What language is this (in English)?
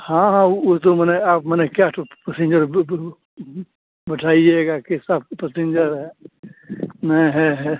Hindi